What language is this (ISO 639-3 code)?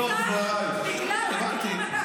heb